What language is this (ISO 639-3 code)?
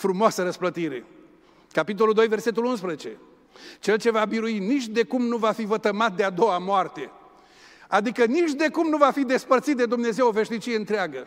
ron